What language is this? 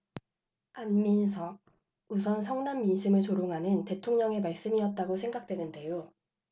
Korean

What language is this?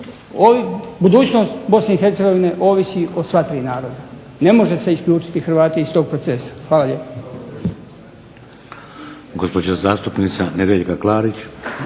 Croatian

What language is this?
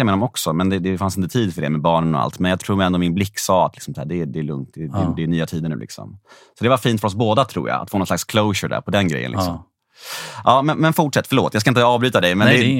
Swedish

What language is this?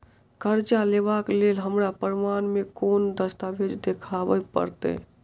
Maithili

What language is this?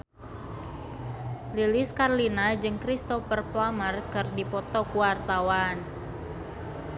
Sundanese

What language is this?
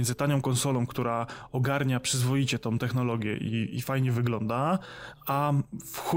Polish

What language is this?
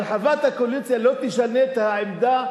Hebrew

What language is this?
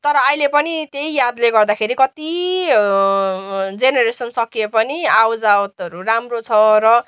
Nepali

